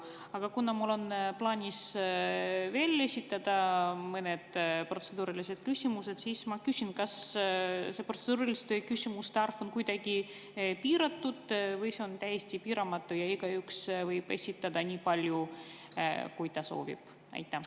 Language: Estonian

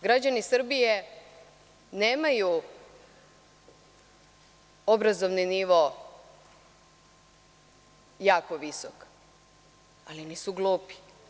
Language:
Serbian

